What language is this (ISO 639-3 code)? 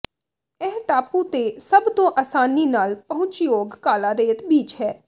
pan